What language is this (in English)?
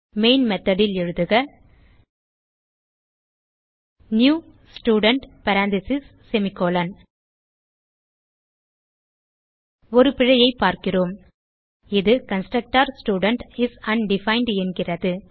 Tamil